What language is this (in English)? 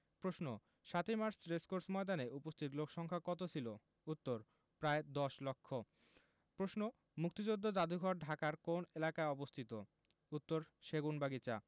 Bangla